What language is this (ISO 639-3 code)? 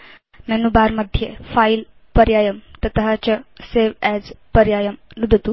san